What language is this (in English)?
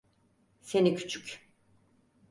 Turkish